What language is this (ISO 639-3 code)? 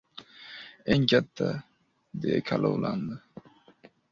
uzb